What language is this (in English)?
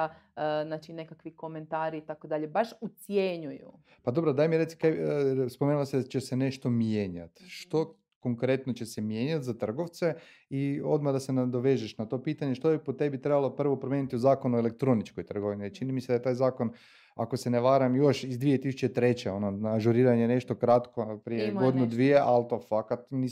Croatian